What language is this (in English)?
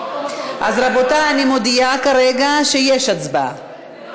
Hebrew